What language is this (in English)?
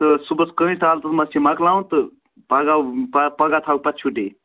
Kashmiri